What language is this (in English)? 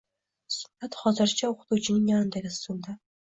Uzbek